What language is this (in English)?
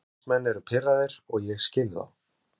Icelandic